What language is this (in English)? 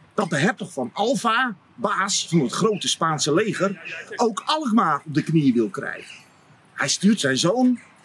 Dutch